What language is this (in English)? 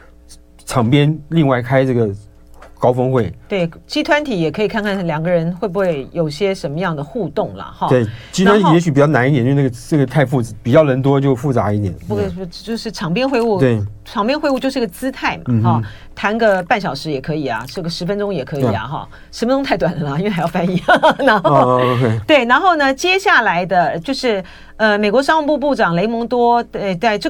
Chinese